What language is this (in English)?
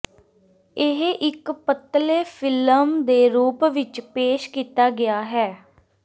Punjabi